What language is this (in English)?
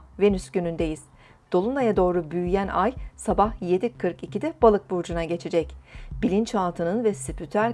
Turkish